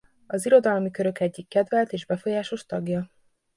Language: Hungarian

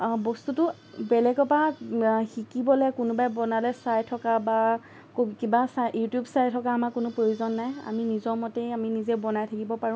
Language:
Assamese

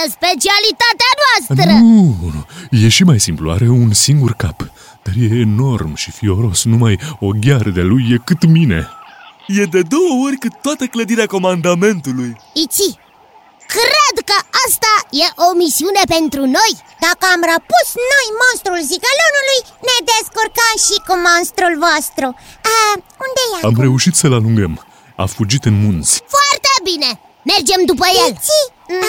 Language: Romanian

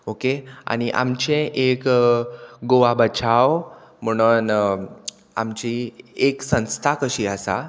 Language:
Konkani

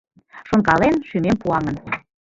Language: Mari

